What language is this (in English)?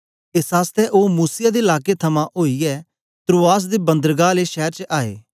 Dogri